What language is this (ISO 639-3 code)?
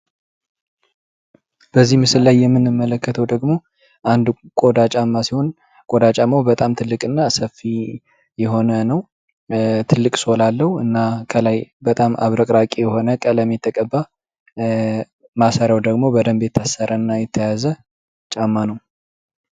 amh